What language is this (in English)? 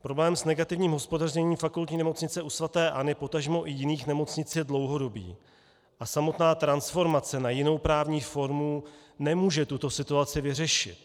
Czech